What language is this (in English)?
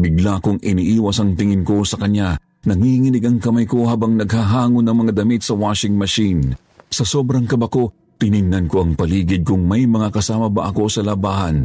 Filipino